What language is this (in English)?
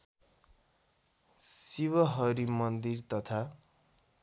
Nepali